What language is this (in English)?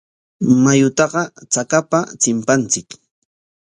Corongo Ancash Quechua